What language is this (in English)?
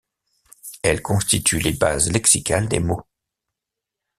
French